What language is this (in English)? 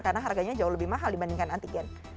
Indonesian